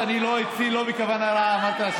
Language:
Hebrew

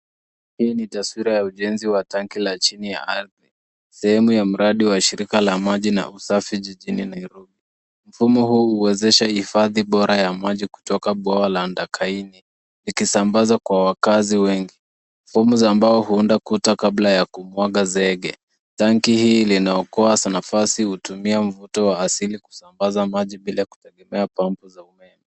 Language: Swahili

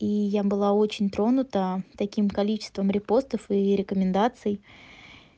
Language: Russian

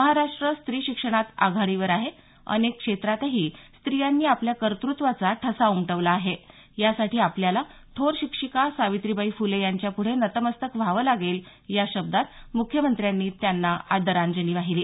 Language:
Marathi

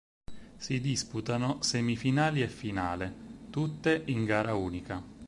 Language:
Italian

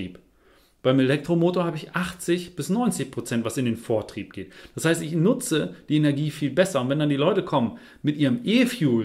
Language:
German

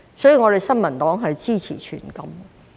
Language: Cantonese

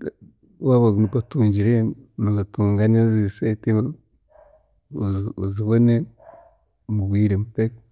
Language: Chiga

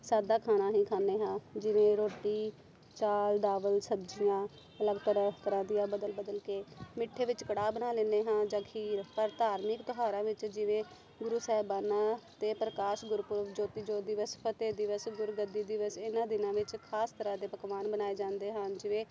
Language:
Punjabi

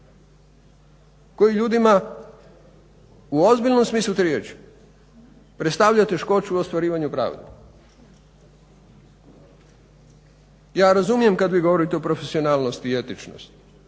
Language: Croatian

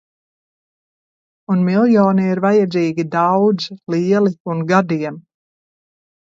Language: Latvian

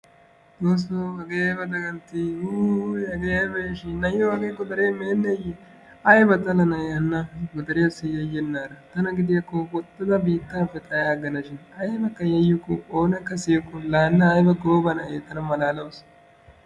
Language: Wolaytta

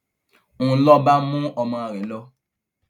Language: Yoruba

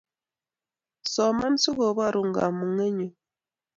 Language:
Kalenjin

